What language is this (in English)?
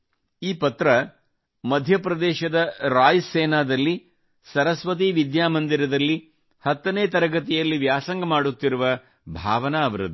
Kannada